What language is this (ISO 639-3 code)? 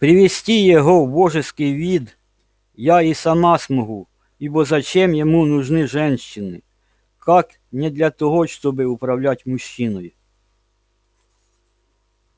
rus